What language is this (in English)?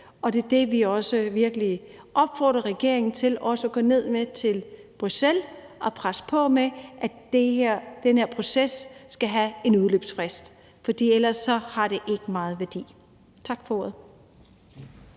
Danish